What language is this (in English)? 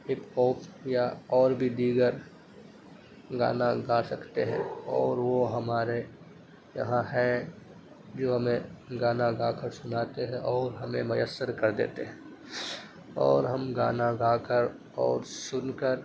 Urdu